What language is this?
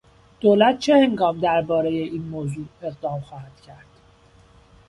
Persian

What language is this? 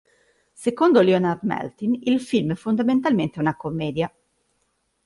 Italian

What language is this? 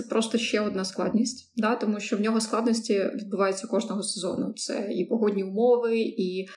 Ukrainian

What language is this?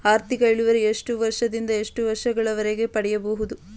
Kannada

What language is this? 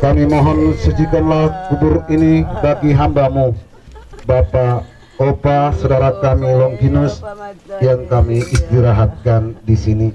Indonesian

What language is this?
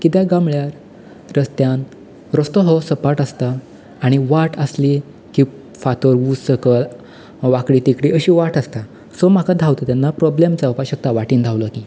Konkani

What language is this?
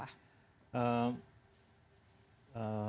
Indonesian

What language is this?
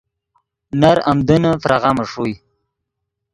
Yidgha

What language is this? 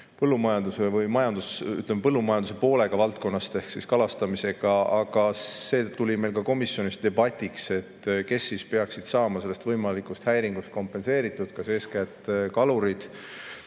Estonian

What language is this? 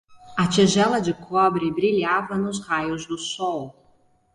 Portuguese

